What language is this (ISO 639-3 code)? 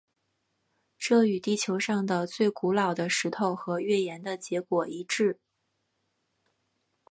zho